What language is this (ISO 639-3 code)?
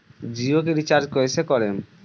bho